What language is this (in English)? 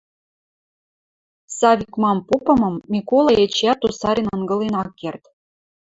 Western Mari